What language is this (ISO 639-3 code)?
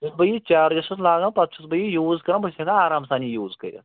kas